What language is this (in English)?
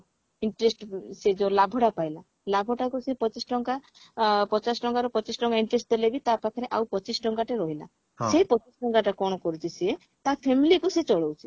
Odia